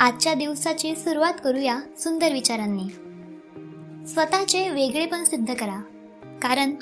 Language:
Marathi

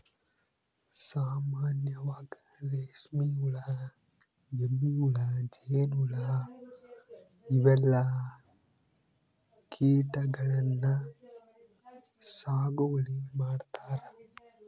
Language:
Kannada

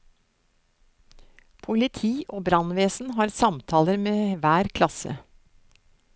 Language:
Norwegian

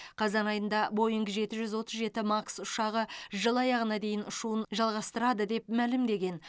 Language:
Kazakh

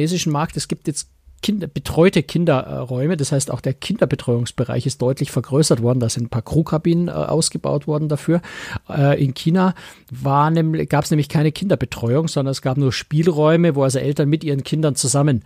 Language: German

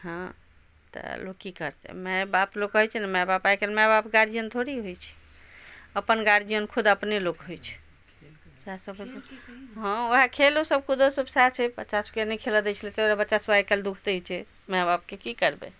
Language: Maithili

